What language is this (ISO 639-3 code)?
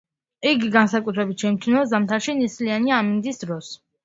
kat